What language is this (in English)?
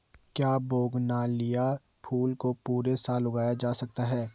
Hindi